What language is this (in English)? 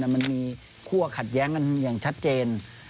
Thai